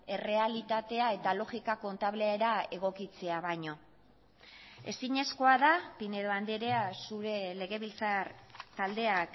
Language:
Basque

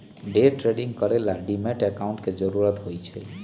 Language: Magahi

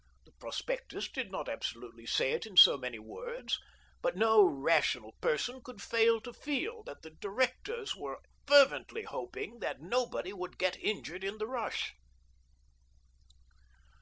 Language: English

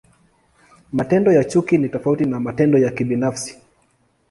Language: Swahili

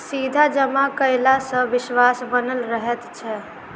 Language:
Maithili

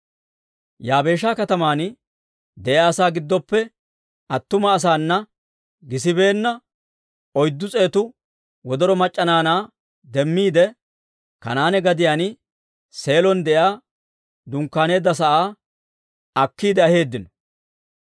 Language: Dawro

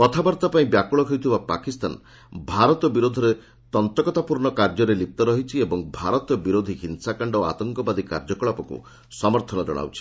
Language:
Odia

